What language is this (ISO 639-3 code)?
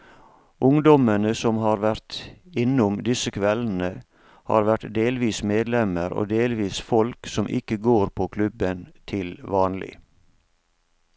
nor